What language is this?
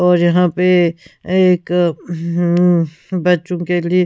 Hindi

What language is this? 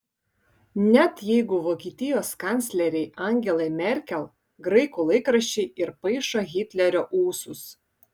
Lithuanian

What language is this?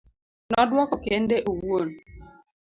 Luo (Kenya and Tanzania)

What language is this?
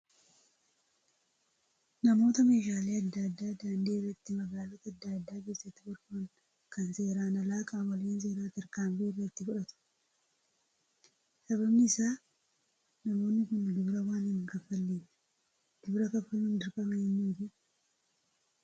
Oromo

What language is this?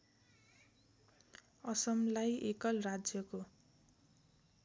Nepali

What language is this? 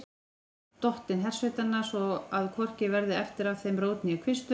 Icelandic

